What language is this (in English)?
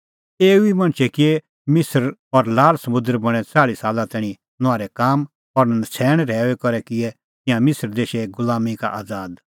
Kullu Pahari